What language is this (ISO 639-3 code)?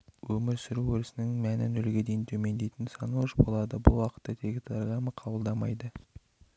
kaz